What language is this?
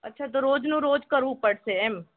Gujarati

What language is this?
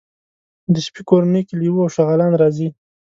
Pashto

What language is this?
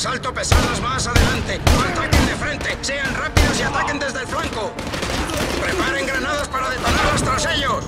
Spanish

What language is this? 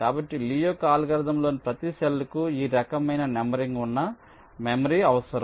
Telugu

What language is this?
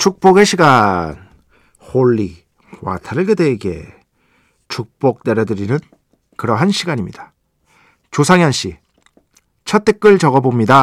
Korean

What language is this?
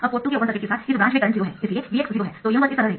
Hindi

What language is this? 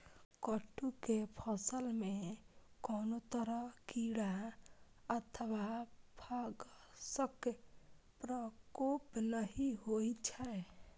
Maithili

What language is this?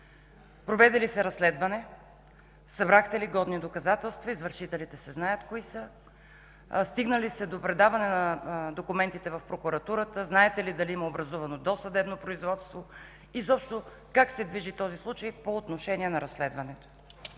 Bulgarian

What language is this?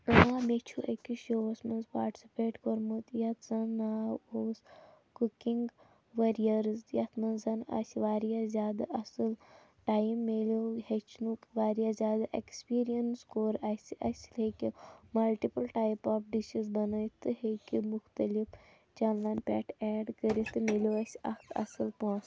Kashmiri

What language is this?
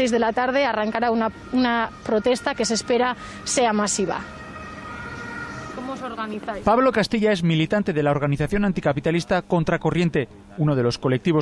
Spanish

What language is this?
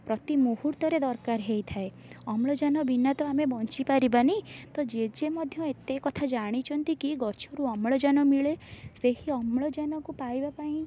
Odia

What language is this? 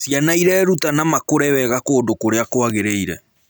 Kikuyu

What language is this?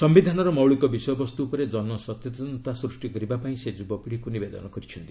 Odia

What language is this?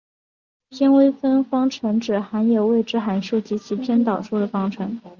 Chinese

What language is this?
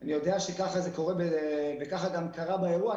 Hebrew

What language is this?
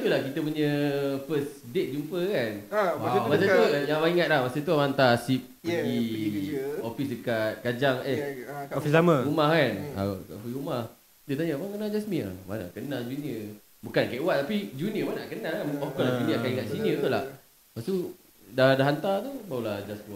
Malay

